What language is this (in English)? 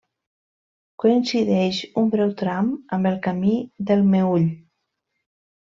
Catalan